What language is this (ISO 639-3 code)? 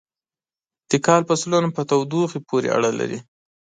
pus